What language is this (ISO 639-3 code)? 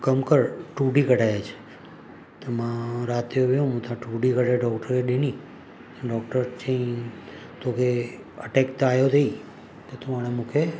snd